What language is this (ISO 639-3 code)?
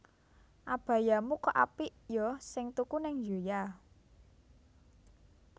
jav